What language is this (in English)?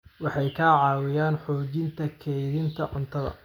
Somali